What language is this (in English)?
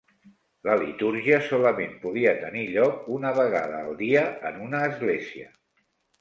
Catalan